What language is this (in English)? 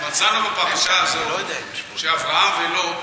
Hebrew